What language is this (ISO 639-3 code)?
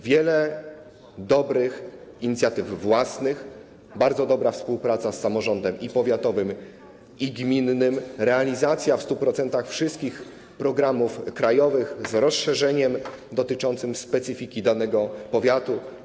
pol